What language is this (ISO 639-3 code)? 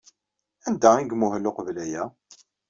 kab